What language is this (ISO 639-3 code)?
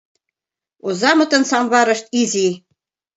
chm